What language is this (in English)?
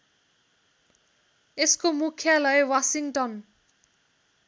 Nepali